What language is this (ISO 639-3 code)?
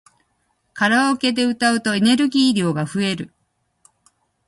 jpn